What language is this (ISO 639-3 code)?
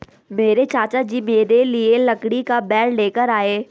hin